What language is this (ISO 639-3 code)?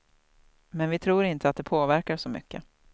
swe